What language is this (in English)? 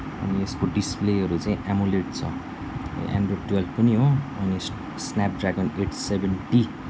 Nepali